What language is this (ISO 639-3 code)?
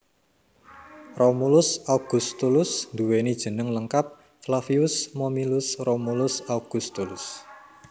jav